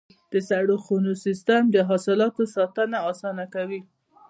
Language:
Pashto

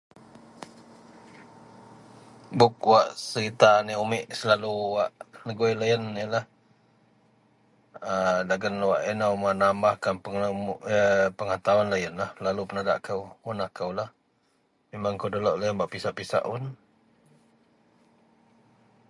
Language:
Central Melanau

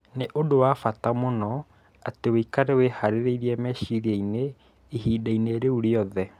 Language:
Kikuyu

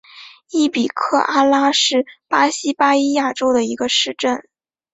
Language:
Chinese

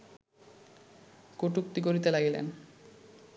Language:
Bangla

